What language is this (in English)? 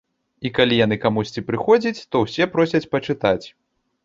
Belarusian